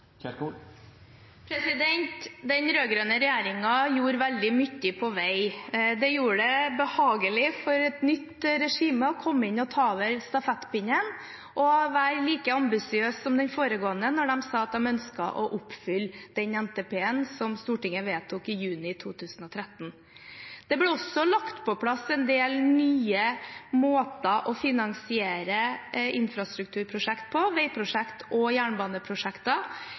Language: Norwegian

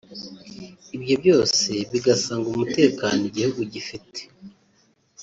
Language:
Kinyarwanda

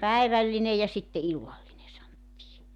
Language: Finnish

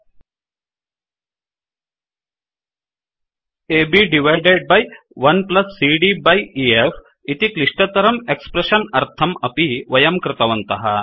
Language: Sanskrit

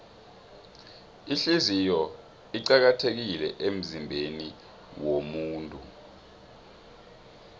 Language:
South Ndebele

